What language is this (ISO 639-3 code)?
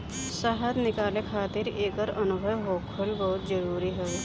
bho